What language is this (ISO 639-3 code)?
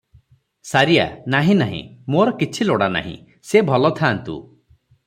ori